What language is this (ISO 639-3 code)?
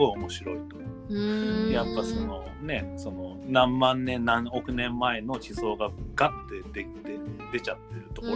jpn